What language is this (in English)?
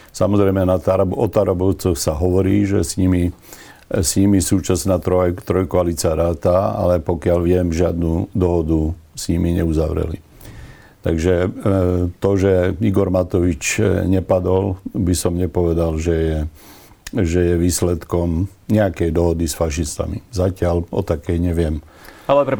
Slovak